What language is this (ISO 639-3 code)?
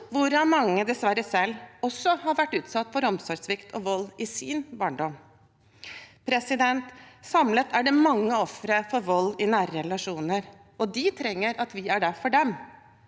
nor